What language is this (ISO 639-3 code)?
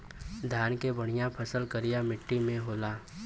bho